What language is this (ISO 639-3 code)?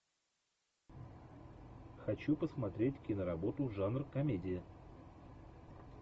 rus